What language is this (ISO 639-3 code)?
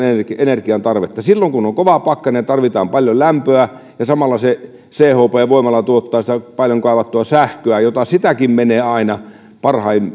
fin